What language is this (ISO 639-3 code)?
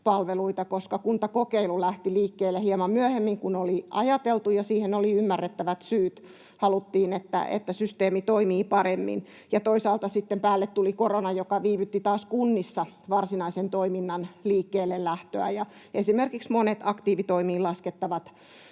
fin